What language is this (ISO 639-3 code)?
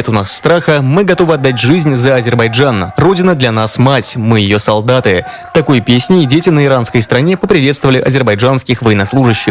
rus